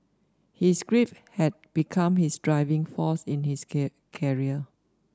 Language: English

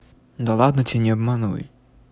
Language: Russian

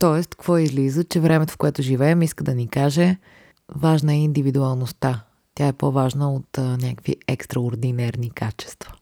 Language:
Bulgarian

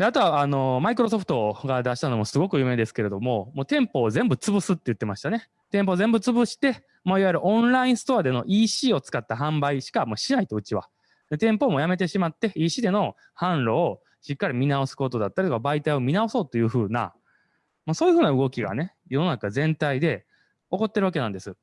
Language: Japanese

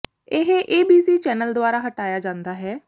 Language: Punjabi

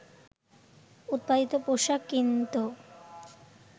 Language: Bangla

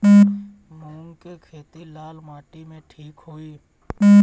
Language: Bhojpuri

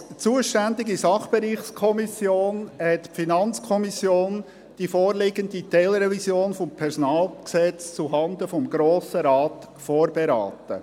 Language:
Swiss German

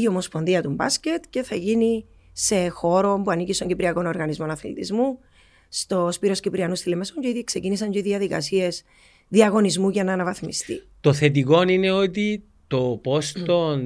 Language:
Greek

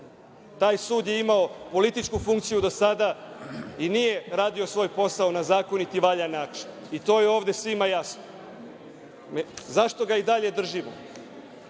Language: Serbian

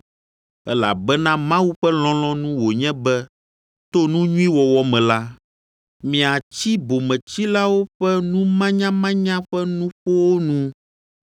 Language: Ewe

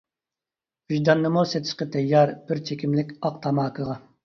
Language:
Uyghur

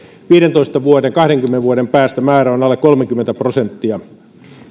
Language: Finnish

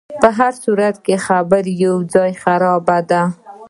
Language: Pashto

